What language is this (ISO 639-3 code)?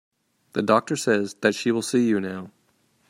eng